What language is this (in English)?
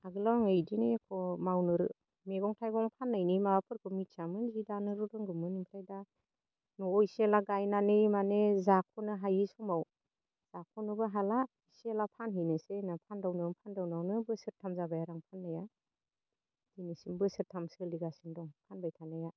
Bodo